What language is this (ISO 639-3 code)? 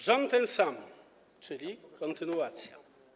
pol